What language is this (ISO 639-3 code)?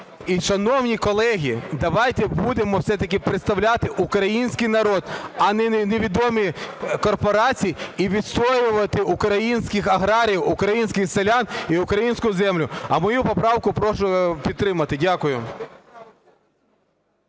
ukr